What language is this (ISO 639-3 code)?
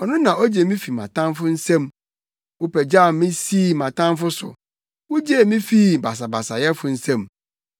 aka